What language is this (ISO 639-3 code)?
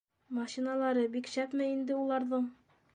bak